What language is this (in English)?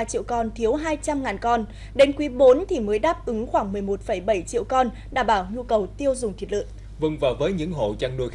Vietnamese